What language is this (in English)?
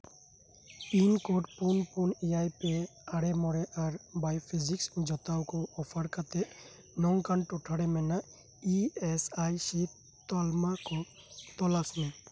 Santali